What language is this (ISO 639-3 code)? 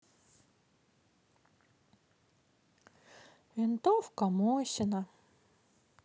rus